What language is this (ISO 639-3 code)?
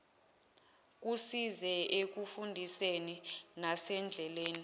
zul